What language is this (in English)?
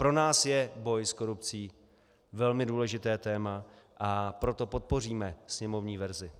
Czech